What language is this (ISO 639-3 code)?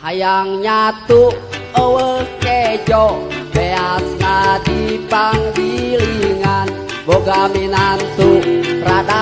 ind